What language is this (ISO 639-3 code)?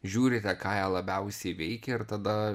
lit